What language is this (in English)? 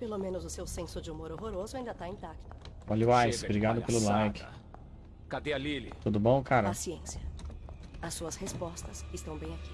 Portuguese